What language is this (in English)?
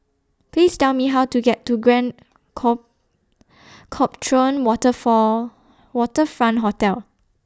English